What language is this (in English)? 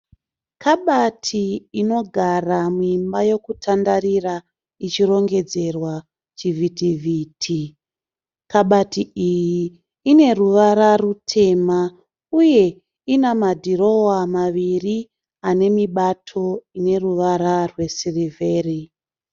Shona